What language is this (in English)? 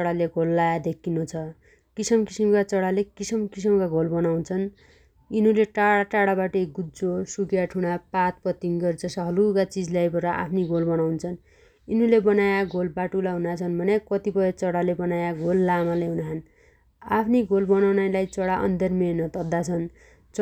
Dotyali